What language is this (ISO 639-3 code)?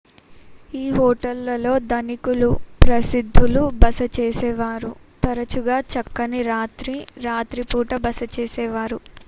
tel